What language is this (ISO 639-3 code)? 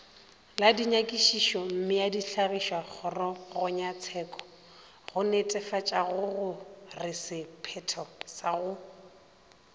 nso